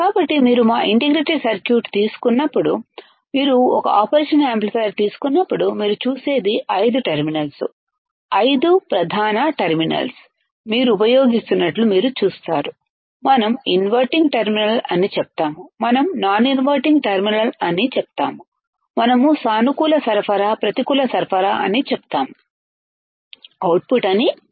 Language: Telugu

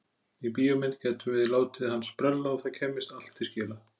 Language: Icelandic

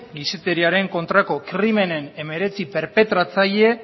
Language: Basque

